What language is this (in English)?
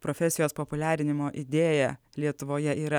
Lithuanian